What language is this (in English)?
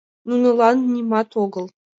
Mari